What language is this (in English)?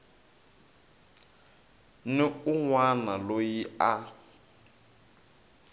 Tsonga